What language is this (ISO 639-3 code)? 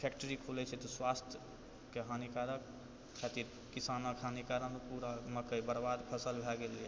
mai